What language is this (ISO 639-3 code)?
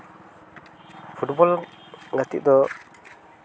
sat